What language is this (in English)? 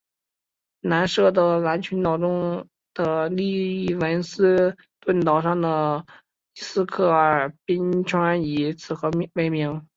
Chinese